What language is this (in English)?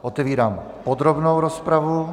Czech